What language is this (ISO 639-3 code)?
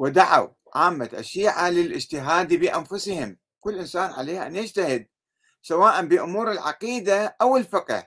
ara